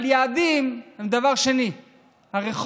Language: Hebrew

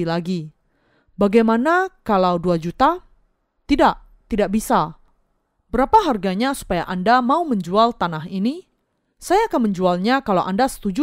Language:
Indonesian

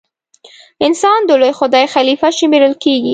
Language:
Pashto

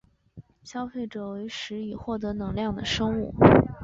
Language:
Chinese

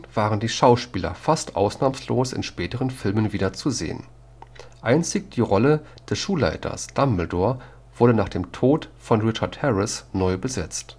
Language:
German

